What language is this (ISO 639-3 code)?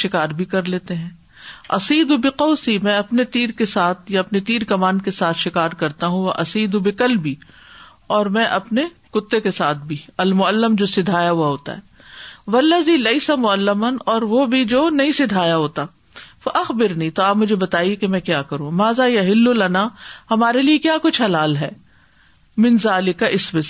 urd